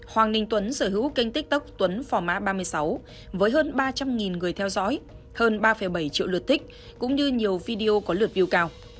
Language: Vietnamese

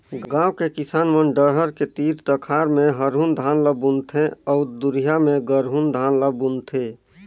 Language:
Chhattisgarhi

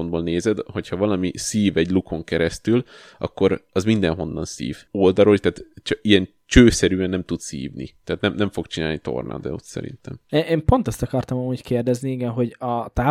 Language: Hungarian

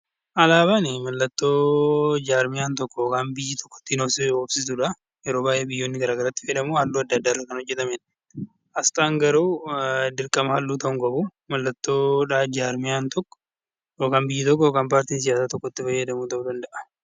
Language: Oromo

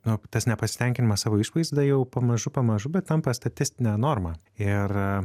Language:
Lithuanian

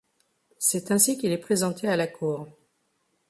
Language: French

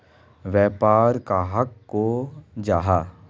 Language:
Magahi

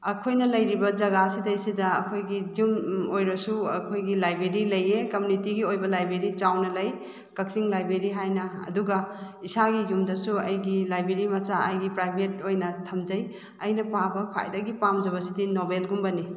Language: Manipuri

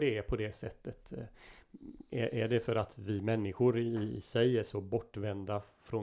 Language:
Swedish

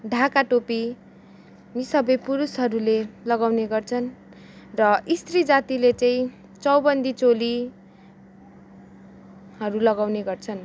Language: Nepali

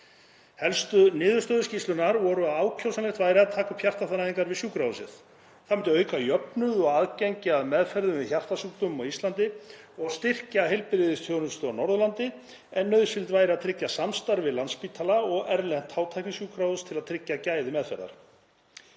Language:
Icelandic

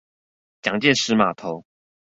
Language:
Chinese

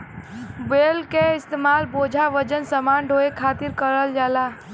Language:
Bhojpuri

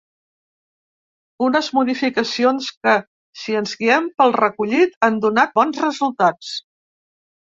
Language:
Catalan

